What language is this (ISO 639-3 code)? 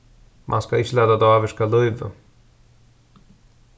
fao